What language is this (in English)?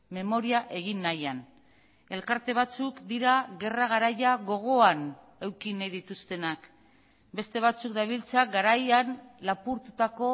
Basque